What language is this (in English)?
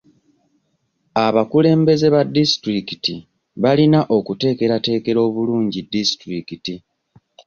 Ganda